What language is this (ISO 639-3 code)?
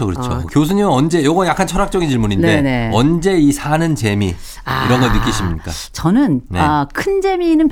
kor